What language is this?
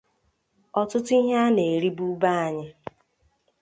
Igbo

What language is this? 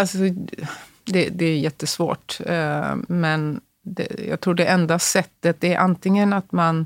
Swedish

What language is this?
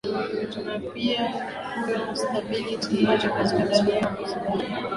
Swahili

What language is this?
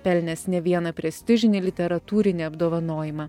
Lithuanian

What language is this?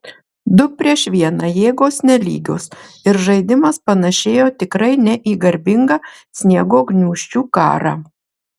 Lithuanian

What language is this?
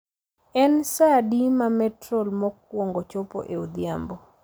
Luo (Kenya and Tanzania)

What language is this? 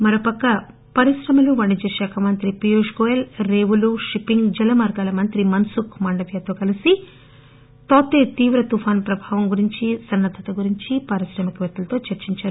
Telugu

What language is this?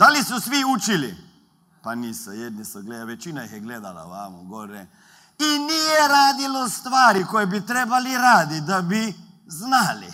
Croatian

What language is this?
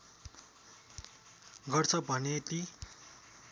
Nepali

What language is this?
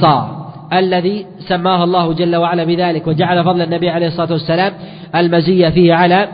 Arabic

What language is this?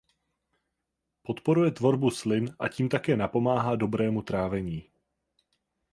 Czech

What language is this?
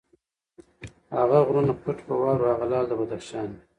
Pashto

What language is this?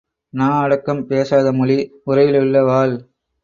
Tamil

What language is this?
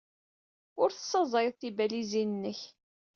Kabyle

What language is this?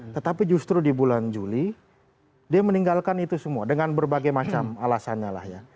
Indonesian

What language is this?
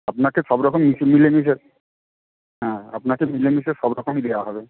Bangla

